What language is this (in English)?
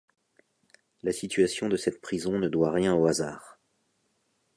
French